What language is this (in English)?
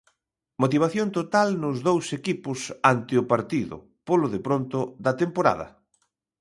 Galician